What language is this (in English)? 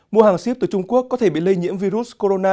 Vietnamese